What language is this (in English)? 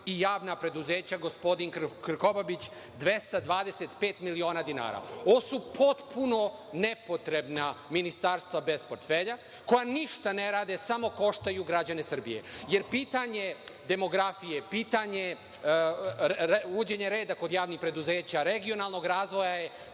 Serbian